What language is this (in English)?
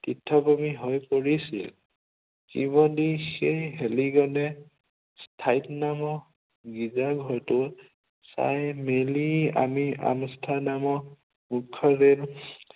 Assamese